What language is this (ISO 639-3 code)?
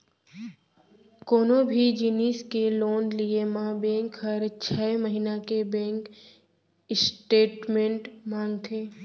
hne